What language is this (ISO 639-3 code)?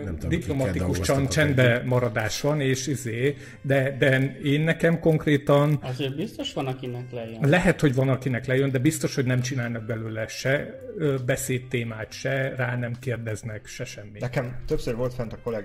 hun